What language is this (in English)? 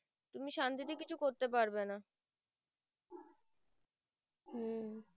Bangla